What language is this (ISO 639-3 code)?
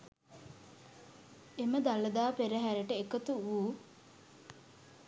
sin